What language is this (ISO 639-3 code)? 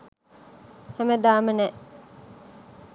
sin